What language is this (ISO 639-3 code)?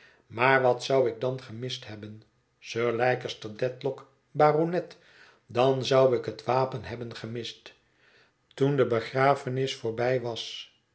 nld